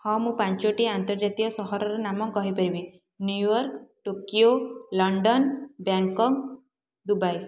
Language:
Odia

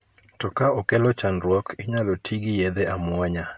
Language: Luo (Kenya and Tanzania)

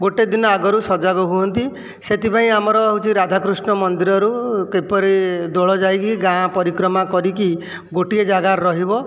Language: Odia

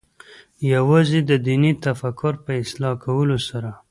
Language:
Pashto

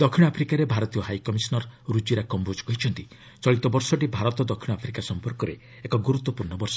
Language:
Odia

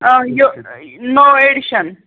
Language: Kashmiri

